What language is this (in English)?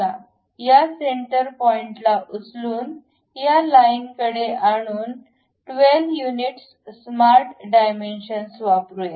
Marathi